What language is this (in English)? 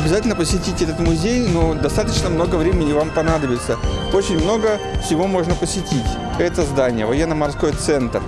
Russian